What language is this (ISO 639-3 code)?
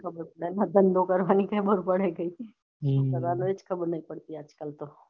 guj